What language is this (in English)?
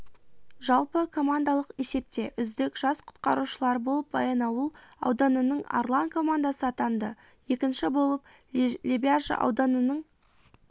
Kazakh